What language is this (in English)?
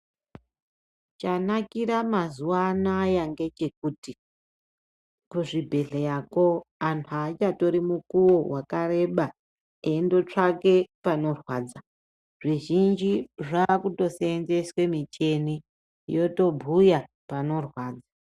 Ndau